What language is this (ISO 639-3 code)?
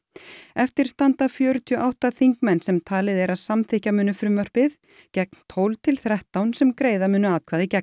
isl